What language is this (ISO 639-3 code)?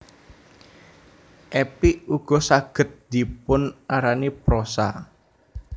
jav